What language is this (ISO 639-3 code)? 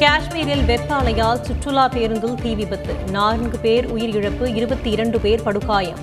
tam